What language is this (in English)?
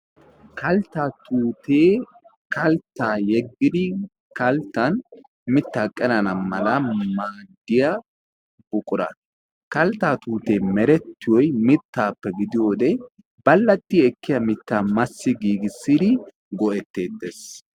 Wolaytta